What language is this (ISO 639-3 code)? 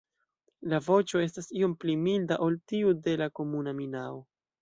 epo